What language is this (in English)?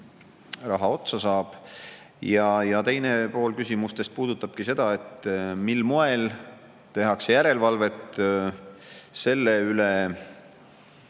Estonian